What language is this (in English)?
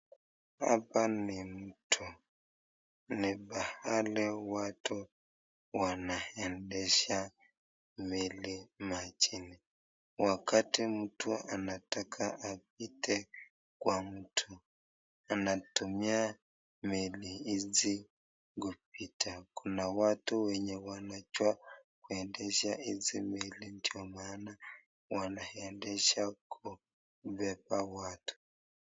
Swahili